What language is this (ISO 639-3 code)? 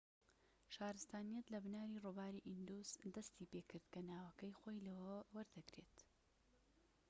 ckb